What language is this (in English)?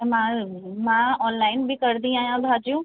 Sindhi